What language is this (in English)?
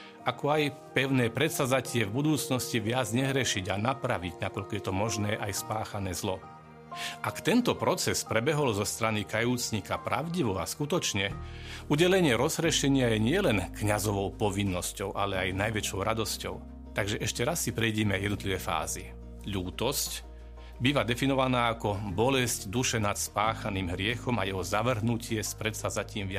Slovak